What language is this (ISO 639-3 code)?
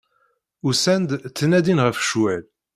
kab